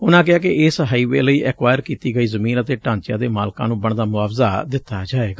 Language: Punjabi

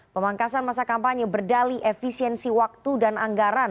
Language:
Indonesian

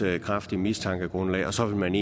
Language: Danish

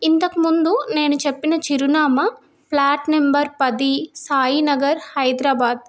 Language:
Telugu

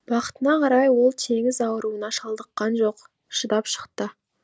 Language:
Kazakh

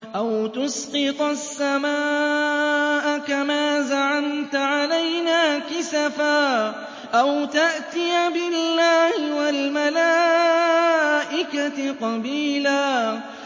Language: Arabic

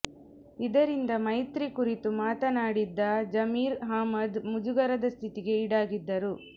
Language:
Kannada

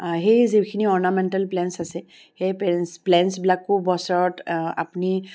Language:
Assamese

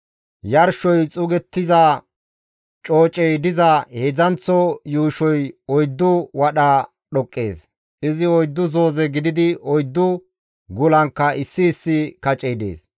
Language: Gamo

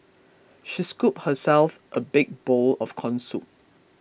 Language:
English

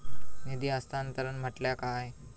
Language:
Marathi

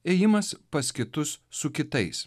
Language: Lithuanian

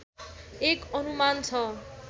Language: Nepali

